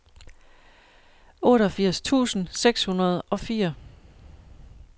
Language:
Danish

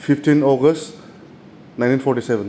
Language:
Bodo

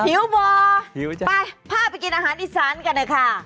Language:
Thai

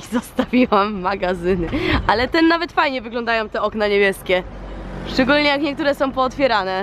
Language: Polish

